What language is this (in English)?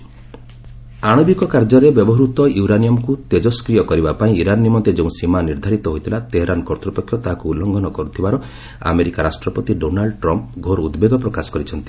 Odia